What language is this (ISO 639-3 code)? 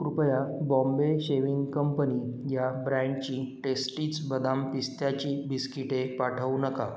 mar